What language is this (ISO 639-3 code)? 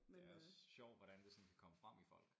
dan